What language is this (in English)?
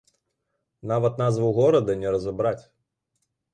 Belarusian